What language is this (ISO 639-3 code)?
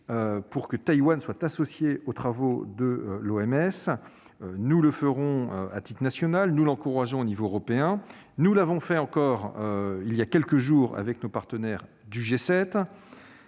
fra